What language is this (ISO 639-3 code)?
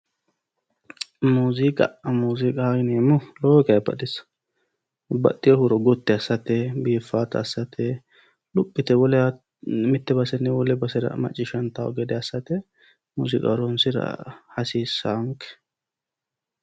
sid